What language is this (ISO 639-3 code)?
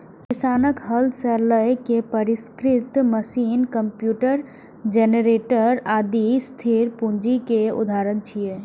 mai